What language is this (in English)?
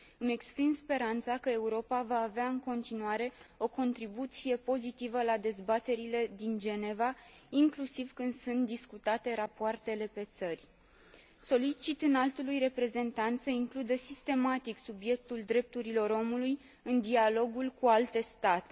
Romanian